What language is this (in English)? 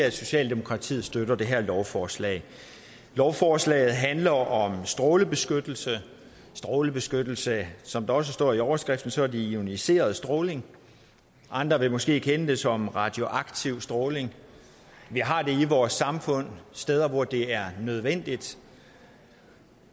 Danish